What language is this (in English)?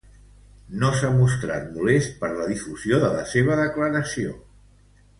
Catalan